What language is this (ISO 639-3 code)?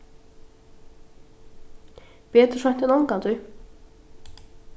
fao